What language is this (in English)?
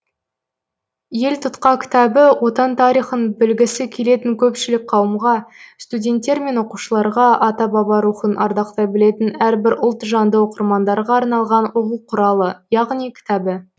Kazakh